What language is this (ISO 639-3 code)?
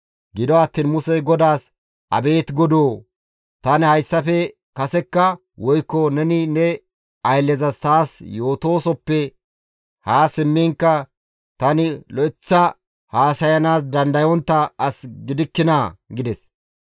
gmv